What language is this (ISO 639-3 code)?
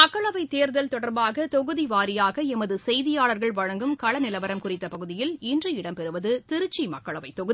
tam